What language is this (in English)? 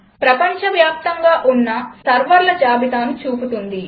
Telugu